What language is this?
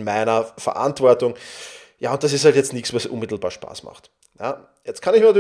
German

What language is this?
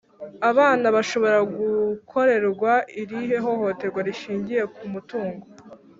Kinyarwanda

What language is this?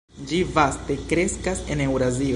Esperanto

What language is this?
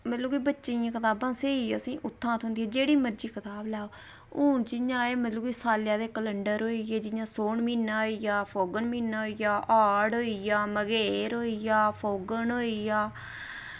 Dogri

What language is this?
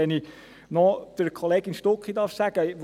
Swiss German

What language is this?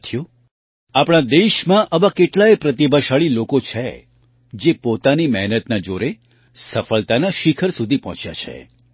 Gujarati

